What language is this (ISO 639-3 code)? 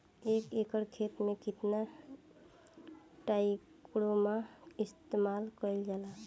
bho